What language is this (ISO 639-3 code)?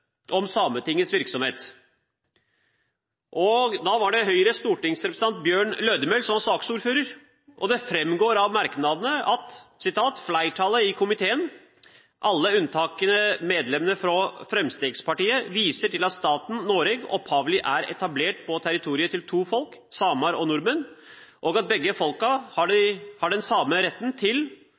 nob